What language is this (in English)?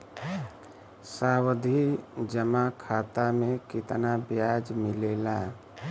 Bhojpuri